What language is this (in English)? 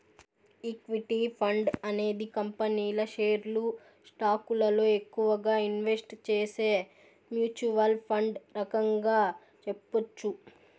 Telugu